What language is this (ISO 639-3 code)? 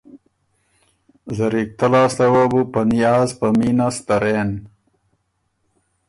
oru